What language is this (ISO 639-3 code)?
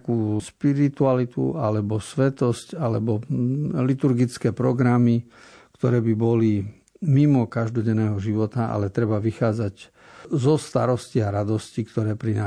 slk